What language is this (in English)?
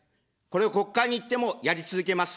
Japanese